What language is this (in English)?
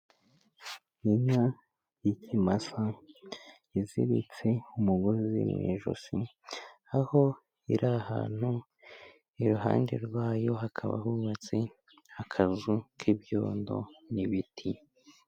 Kinyarwanda